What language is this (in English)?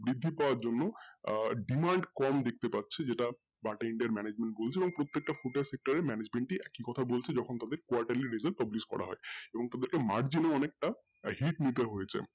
Bangla